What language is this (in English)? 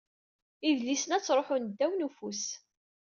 Kabyle